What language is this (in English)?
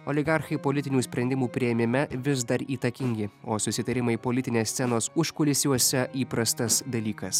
Lithuanian